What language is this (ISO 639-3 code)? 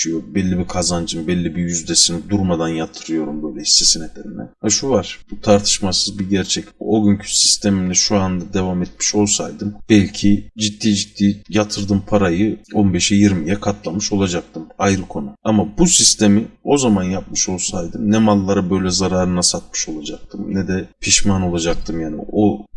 tur